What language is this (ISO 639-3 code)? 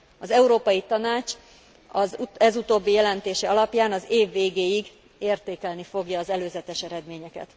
hun